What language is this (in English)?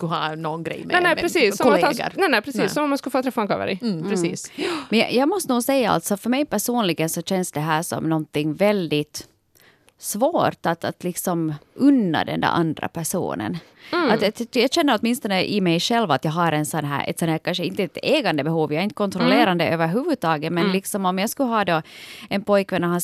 Swedish